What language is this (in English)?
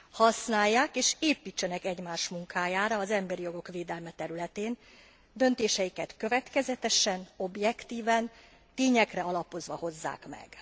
Hungarian